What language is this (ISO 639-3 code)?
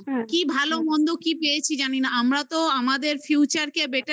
ben